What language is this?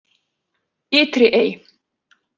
Icelandic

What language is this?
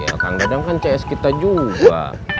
Indonesian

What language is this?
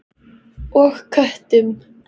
Icelandic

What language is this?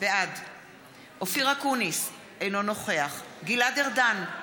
Hebrew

